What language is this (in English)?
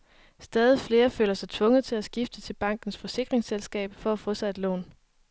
Danish